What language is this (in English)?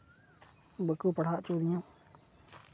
Santali